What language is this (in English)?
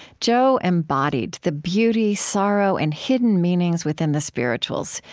English